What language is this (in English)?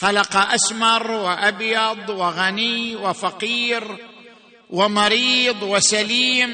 Arabic